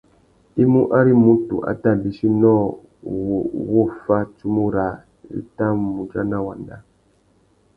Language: Tuki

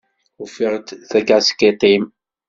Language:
Kabyle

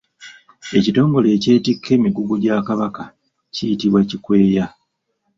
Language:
Ganda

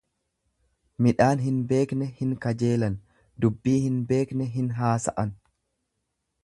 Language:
Oromo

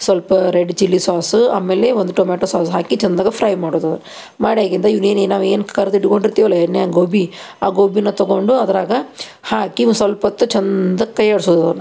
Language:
Kannada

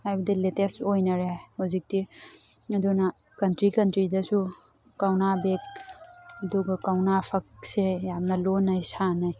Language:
Manipuri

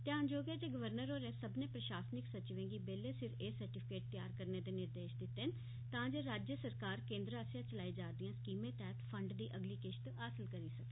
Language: Dogri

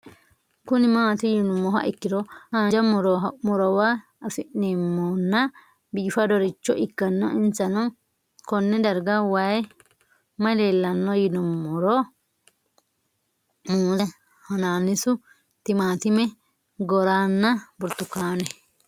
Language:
Sidamo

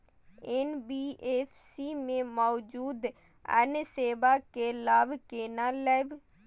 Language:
Maithili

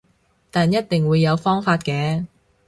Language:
Cantonese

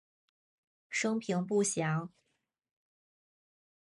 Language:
Chinese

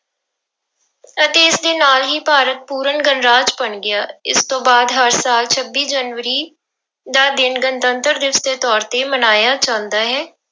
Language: Punjabi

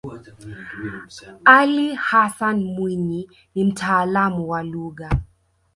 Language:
Swahili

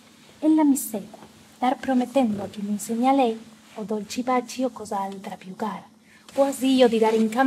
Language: Italian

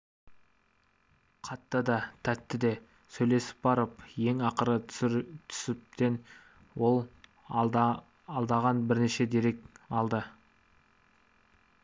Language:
Kazakh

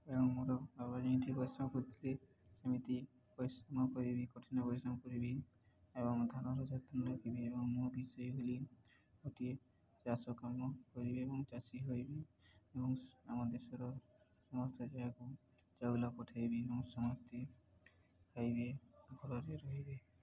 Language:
Odia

